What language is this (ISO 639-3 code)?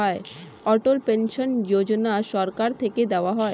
ben